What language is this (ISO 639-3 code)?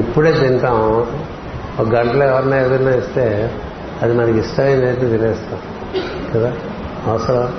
tel